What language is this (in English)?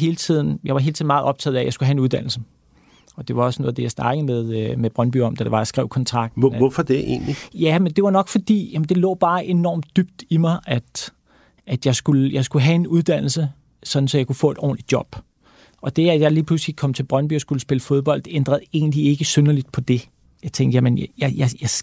Danish